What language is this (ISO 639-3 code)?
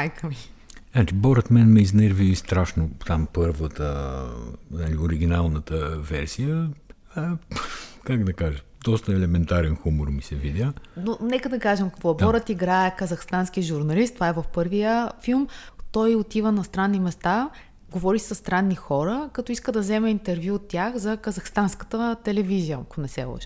bul